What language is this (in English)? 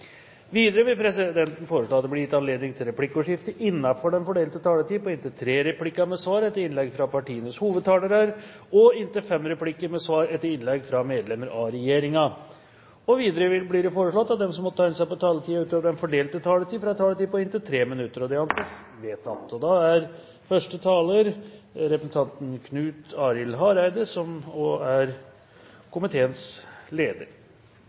Norwegian